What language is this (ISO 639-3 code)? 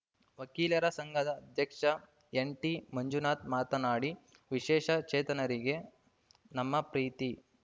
kan